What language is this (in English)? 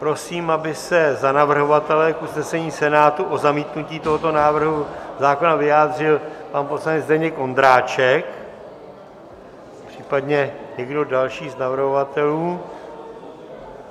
Czech